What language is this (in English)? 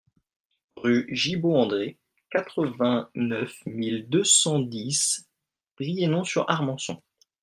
French